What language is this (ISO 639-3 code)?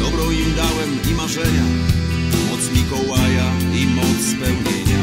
pol